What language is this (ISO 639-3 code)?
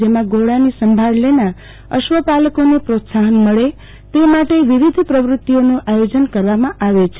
guj